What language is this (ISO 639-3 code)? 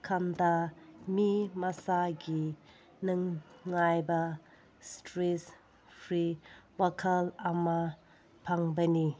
mni